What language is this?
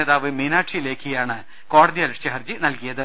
Malayalam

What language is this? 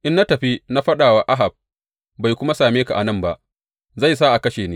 Hausa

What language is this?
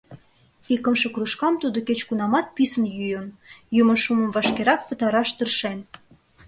Mari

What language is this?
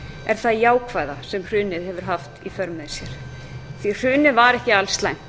Icelandic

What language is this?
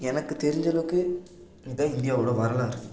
Tamil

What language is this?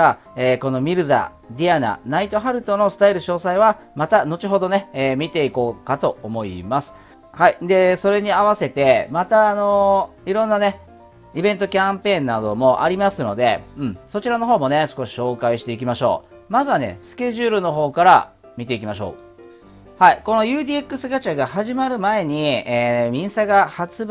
Japanese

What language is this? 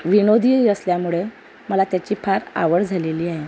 Marathi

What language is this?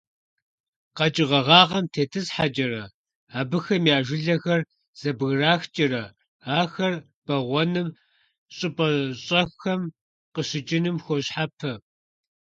Kabardian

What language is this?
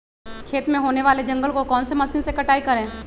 Magahi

